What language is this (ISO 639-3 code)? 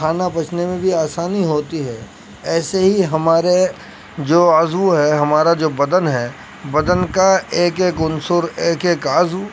urd